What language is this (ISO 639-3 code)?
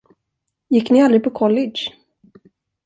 swe